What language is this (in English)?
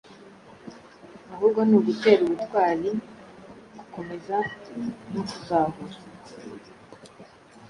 Kinyarwanda